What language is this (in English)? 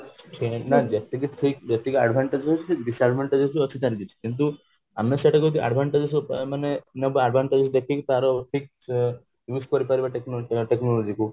Odia